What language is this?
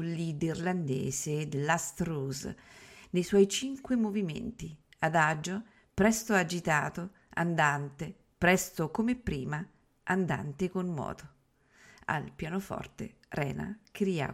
Italian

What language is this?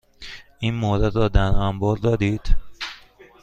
Persian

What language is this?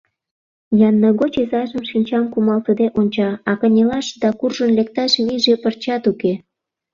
Mari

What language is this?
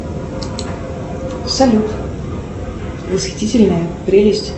Russian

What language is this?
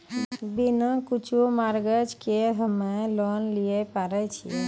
Maithili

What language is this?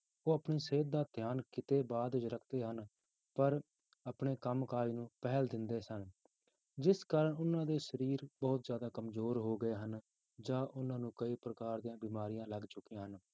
Punjabi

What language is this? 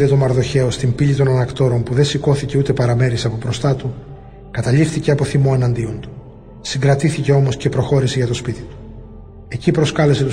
Greek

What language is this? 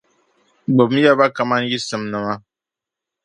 Dagbani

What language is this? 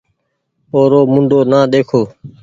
Goaria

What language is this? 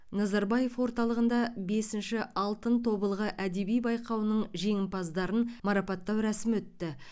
Kazakh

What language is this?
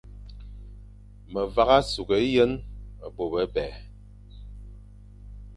Fang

